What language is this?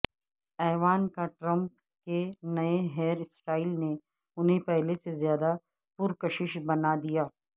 Urdu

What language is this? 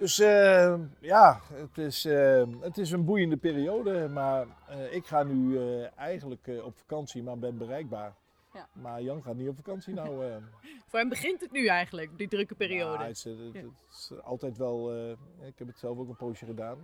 Dutch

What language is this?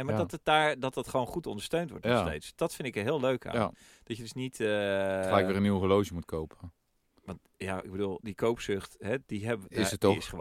Dutch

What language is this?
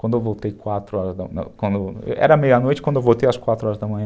Portuguese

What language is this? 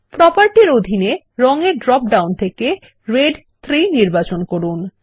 Bangla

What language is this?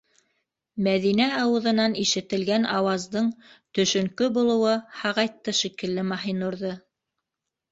Bashkir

